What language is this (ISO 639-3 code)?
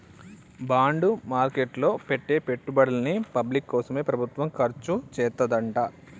tel